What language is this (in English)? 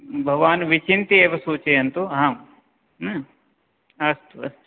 Sanskrit